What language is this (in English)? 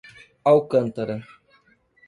Portuguese